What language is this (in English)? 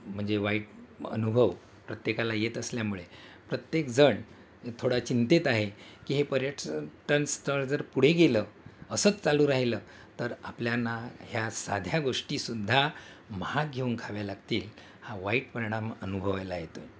Marathi